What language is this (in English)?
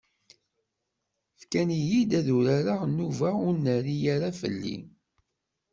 Kabyle